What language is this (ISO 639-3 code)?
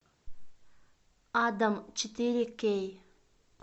rus